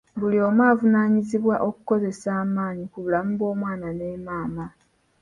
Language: Ganda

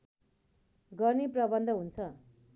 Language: Nepali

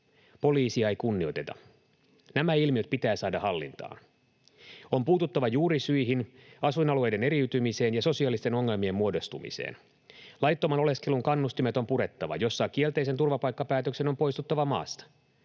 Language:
Finnish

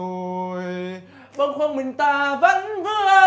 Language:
Vietnamese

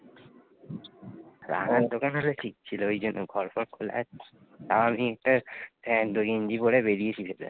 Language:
Bangla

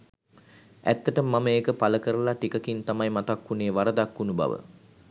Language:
Sinhala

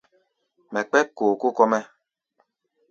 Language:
Gbaya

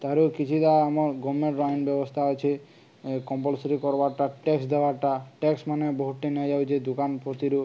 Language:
Odia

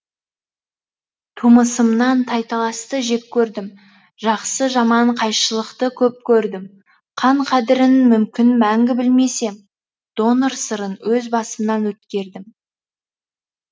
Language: Kazakh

